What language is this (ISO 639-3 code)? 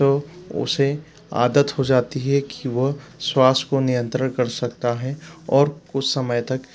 hin